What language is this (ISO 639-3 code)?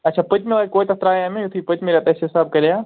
kas